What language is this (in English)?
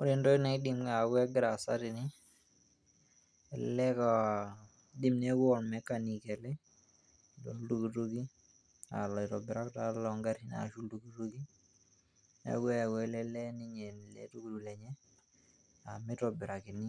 Masai